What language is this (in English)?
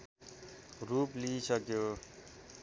Nepali